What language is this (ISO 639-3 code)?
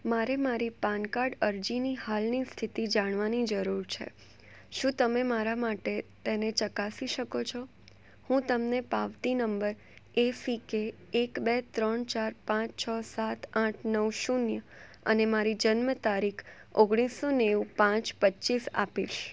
guj